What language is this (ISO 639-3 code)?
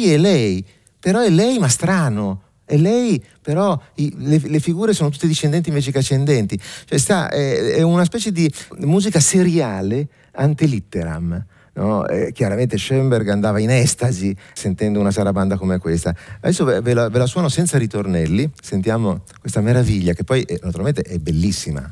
ita